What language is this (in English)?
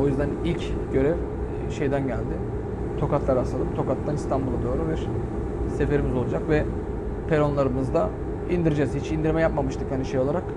Turkish